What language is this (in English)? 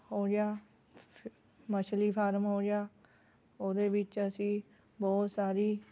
Punjabi